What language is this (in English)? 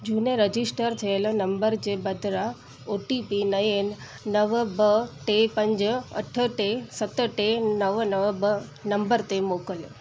Sindhi